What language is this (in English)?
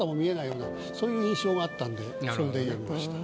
Japanese